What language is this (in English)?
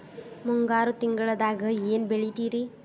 Kannada